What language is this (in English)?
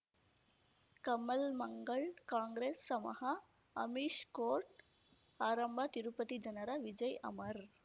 Kannada